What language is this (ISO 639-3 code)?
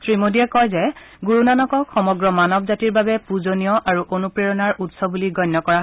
asm